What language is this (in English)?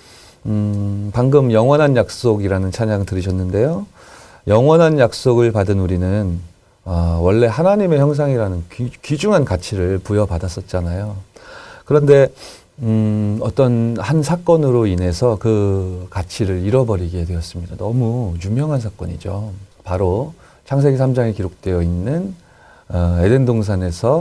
Korean